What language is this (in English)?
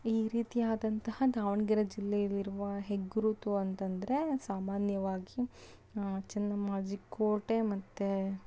Kannada